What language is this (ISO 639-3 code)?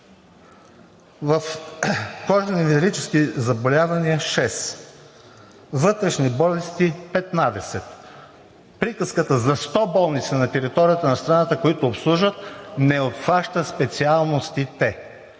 bul